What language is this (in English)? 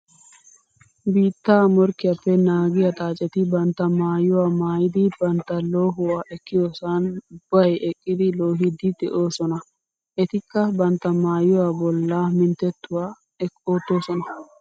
Wolaytta